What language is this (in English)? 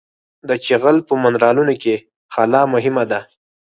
Pashto